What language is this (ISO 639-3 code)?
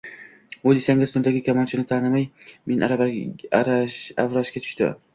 uzb